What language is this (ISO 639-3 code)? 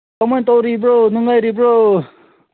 mni